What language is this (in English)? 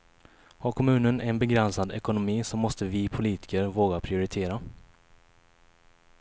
Swedish